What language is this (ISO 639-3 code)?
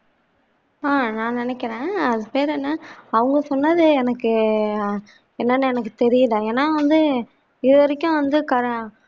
tam